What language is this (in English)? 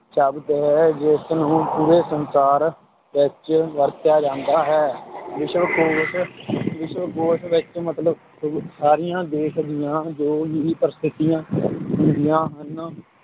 Punjabi